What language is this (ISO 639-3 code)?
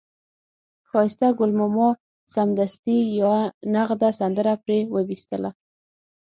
pus